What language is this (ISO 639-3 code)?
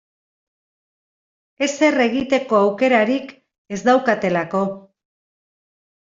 eus